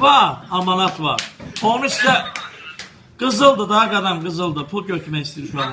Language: Turkish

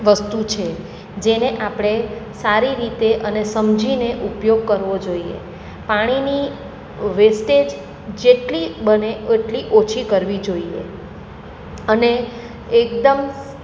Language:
Gujarati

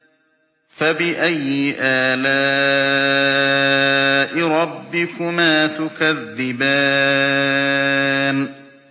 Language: Arabic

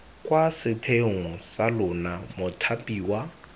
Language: Tswana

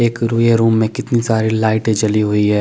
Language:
Hindi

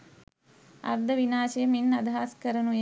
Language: Sinhala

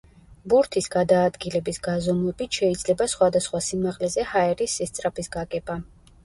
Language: Georgian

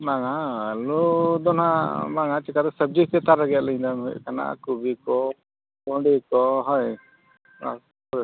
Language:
Santali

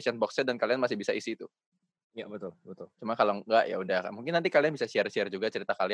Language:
Indonesian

